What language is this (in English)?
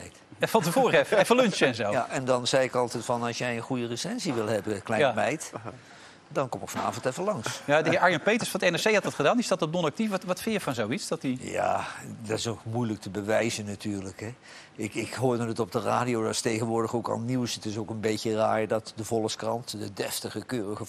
Dutch